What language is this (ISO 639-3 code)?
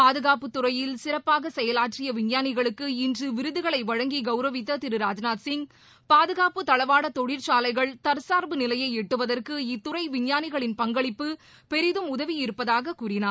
tam